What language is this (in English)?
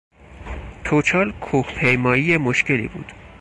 Persian